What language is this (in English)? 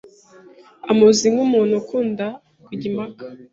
Kinyarwanda